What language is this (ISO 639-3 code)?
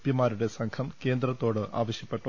mal